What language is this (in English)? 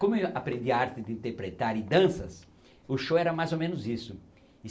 Portuguese